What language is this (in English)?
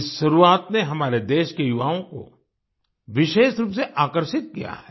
Hindi